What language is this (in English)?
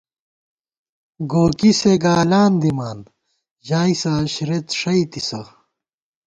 Gawar-Bati